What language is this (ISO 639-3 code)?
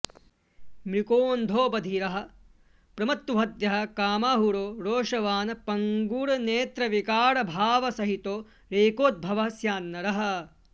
san